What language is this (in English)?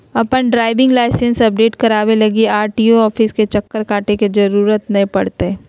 Magahi